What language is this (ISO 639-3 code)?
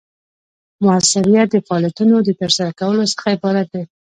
pus